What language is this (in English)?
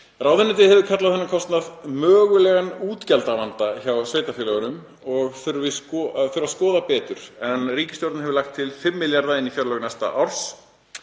Icelandic